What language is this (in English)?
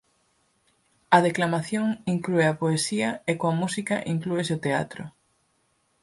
Galician